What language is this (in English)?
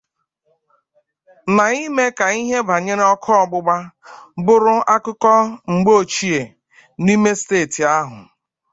Igbo